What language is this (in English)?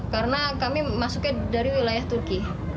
Indonesian